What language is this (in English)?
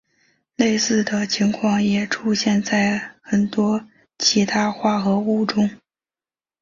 Chinese